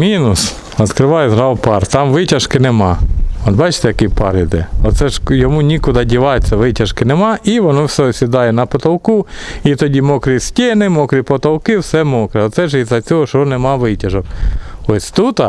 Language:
Russian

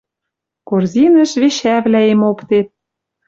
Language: Western Mari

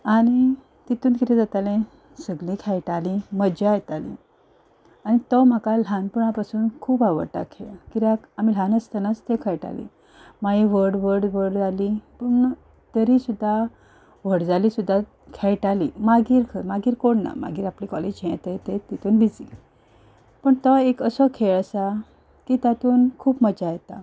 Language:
Konkani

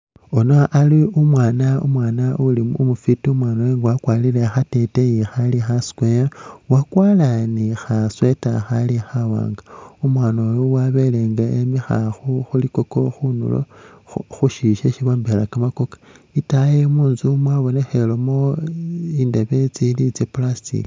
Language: Masaaba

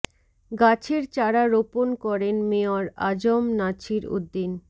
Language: Bangla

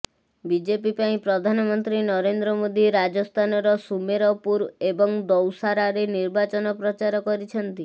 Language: Odia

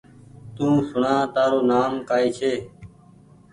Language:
Goaria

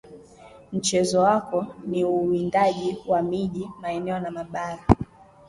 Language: Swahili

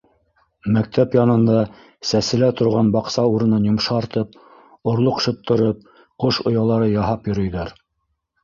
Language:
Bashkir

